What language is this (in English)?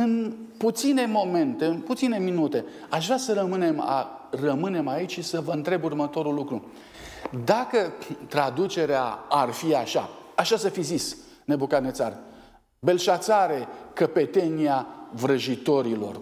Romanian